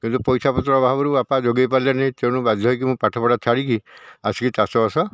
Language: Odia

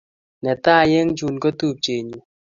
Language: Kalenjin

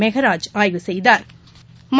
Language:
Tamil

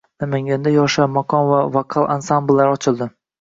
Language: Uzbek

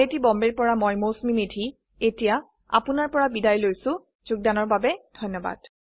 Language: Assamese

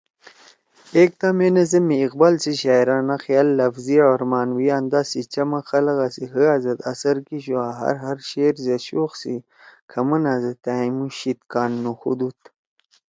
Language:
Torwali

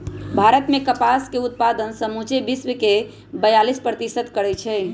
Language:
Magahi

